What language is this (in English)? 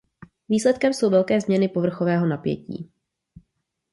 Czech